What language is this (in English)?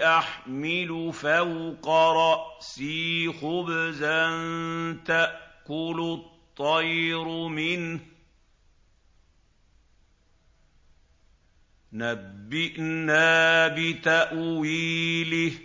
Arabic